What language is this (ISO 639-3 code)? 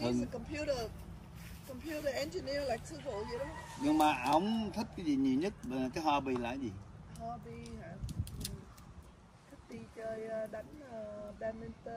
vie